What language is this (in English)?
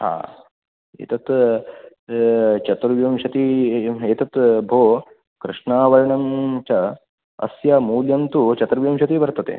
Sanskrit